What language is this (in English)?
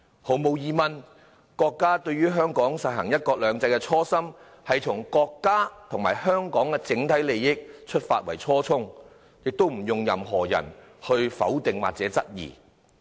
Cantonese